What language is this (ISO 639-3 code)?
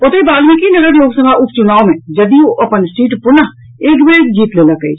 mai